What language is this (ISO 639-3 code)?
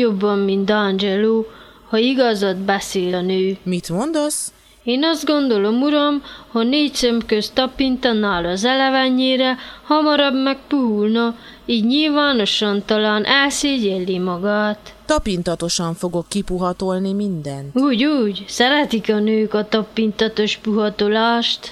hun